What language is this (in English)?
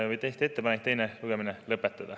Estonian